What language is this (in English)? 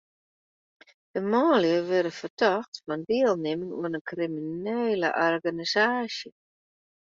Western Frisian